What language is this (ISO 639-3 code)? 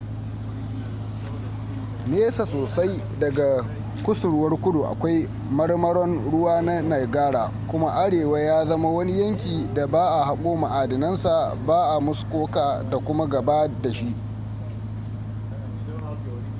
hau